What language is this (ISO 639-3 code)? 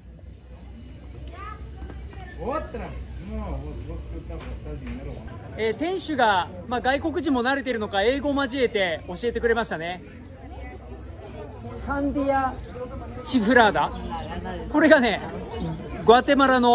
jpn